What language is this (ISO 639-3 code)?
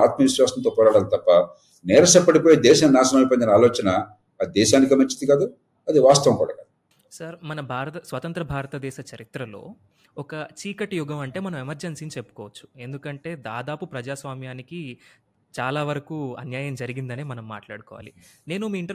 tel